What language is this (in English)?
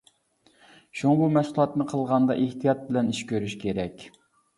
Uyghur